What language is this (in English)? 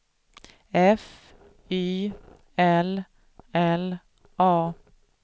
Swedish